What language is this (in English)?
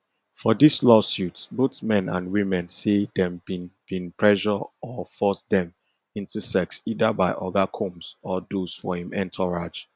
Nigerian Pidgin